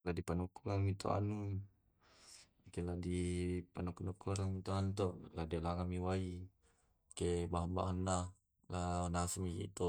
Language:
Tae'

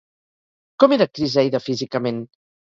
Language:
Catalan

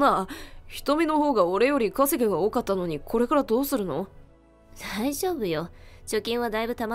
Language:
Japanese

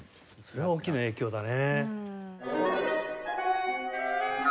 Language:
Japanese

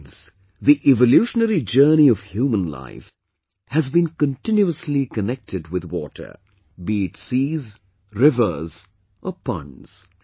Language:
English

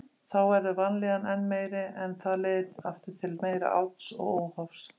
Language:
Icelandic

